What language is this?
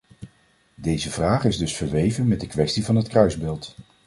Dutch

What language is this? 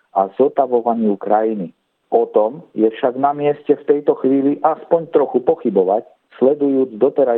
Slovak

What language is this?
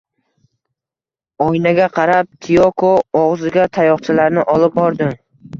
Uzbek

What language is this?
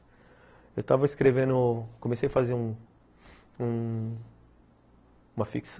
Portuguese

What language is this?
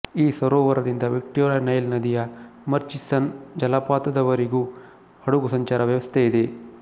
Kannada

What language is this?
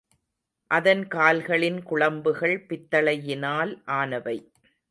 Tamil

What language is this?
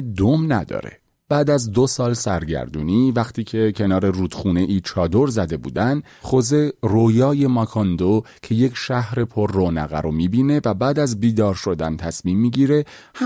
Persian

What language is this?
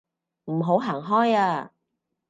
Cantonese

